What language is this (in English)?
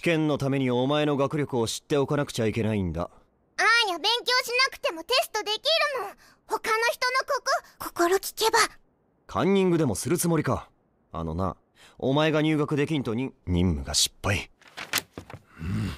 Japanese